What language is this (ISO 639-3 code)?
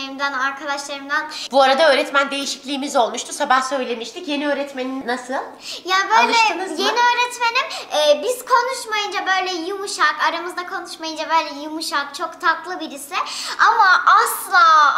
tur